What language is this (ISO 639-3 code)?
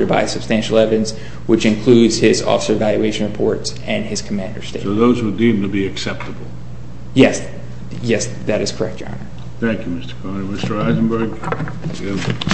eng